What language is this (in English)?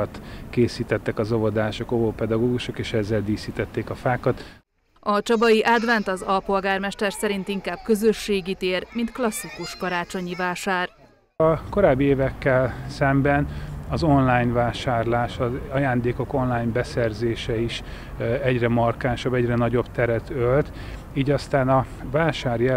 Hungarian